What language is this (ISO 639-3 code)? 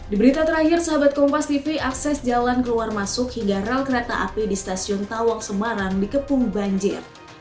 ind